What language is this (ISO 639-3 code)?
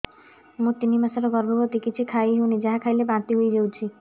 ori